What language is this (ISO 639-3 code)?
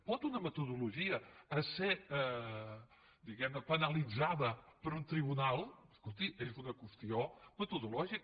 cat